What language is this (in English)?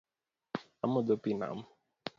Luo (Kenya and Tanzania)